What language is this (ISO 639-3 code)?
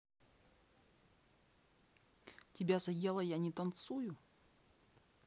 rus